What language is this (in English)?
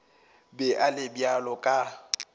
Northern Sotho